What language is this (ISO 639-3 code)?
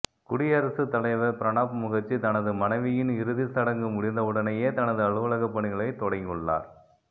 tam